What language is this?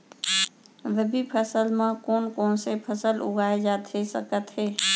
Chhattisgarhi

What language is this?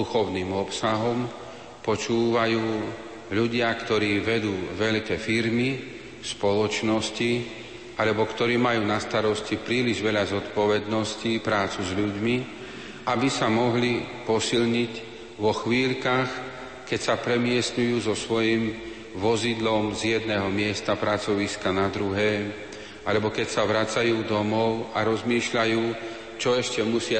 Slovak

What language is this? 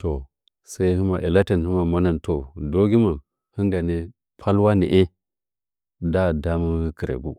Nzanyi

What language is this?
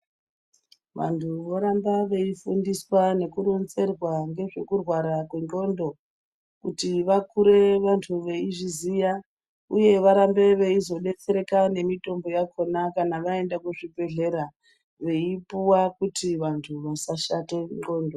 Ndau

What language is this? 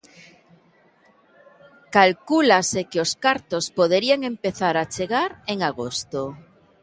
Galician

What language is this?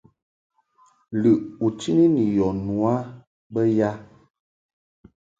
Mungaka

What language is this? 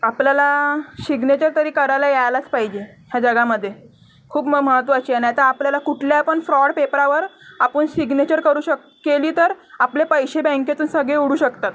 Marathi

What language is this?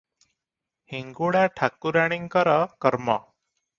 Odia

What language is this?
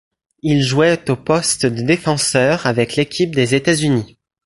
French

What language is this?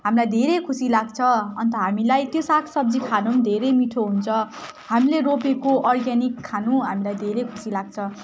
Nepali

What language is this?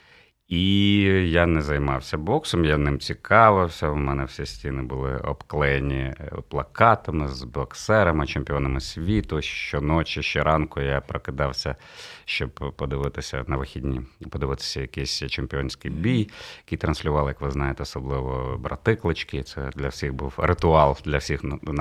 Ukrainian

